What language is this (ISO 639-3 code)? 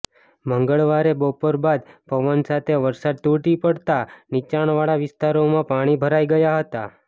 guj